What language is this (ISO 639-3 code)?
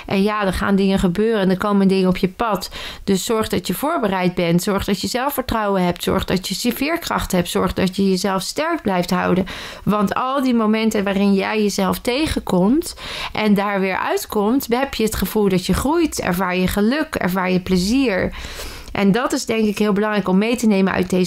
nld